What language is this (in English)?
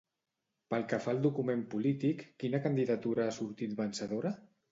Catalan